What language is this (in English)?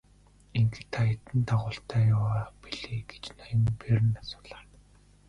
Mongolian